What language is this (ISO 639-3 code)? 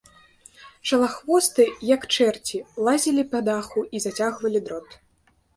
bel